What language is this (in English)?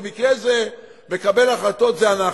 Hebrew